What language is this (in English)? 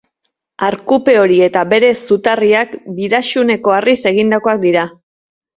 Basque